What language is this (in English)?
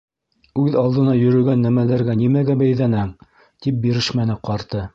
Bashkir